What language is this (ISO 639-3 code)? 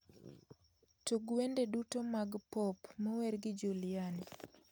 luo